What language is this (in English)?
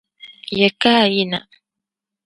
Dagbani